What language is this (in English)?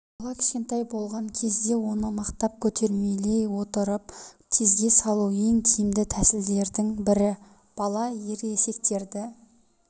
Kazakh